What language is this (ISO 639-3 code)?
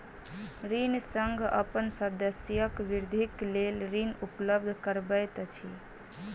mai